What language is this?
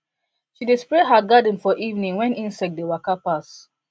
Nigerian Pidgin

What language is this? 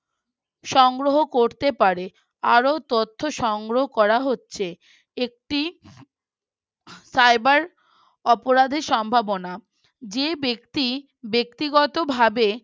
Bangla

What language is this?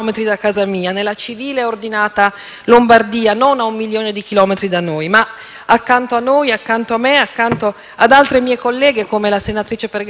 Italian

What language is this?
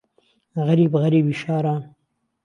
Central Kurdish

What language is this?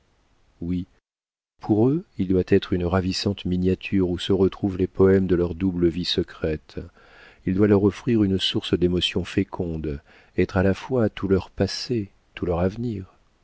French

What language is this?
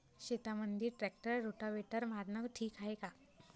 Marathi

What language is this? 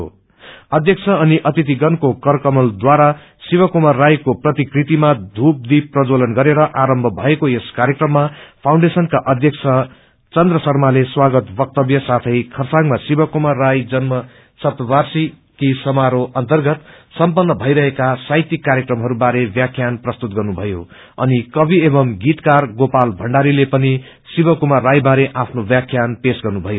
Nepali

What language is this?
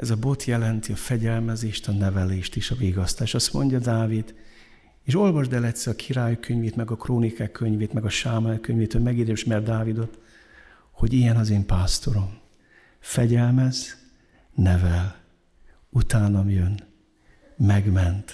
Hungarian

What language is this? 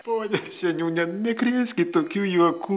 Lithuanian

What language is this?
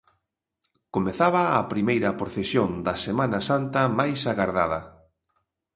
Galician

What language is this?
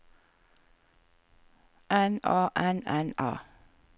Norwegian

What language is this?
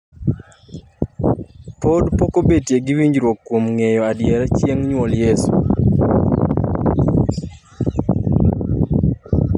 Luo (Kenya and Tanzania)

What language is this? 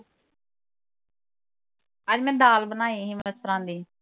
Punjabi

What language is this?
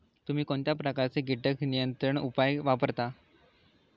Marathi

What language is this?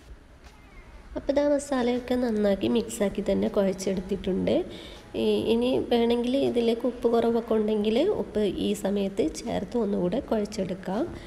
Arabic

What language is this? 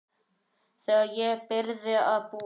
Icelandic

